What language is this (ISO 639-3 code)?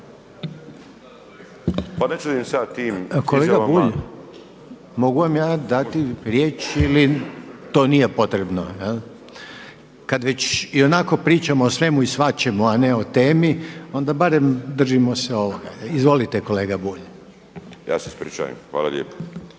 hrv